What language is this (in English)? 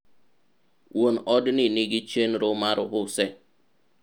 Luo (Kenya and Tanzania)